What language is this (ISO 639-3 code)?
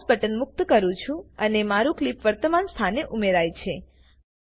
guj